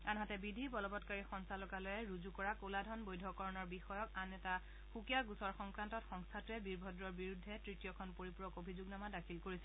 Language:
Assamese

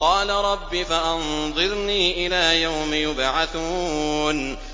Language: Arabic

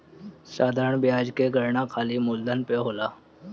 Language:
Bhojpuri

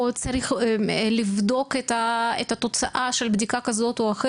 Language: Hebrew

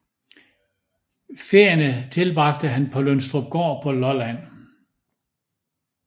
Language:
Danish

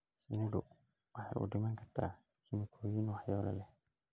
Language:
Somali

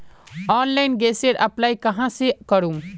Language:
Magahi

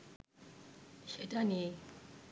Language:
Bangla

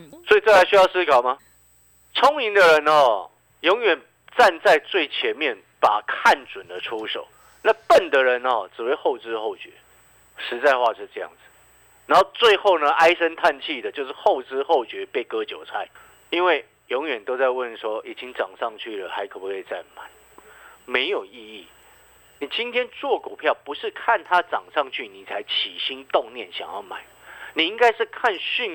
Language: Chinese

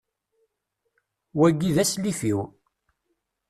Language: Kabyle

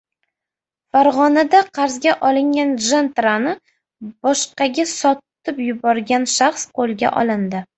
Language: Uzbek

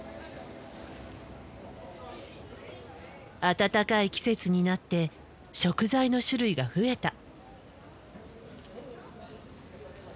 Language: Japanese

